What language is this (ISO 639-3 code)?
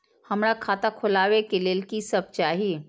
mai